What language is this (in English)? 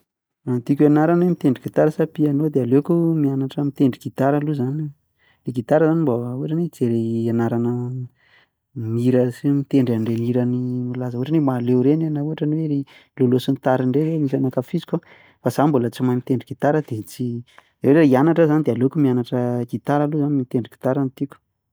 Malagasy